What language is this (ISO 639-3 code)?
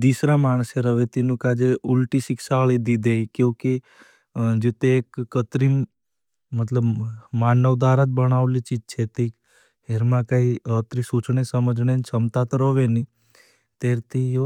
bhb